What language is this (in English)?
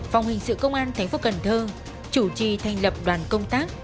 Vietnamese